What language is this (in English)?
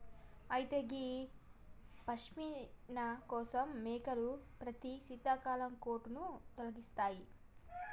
Telugu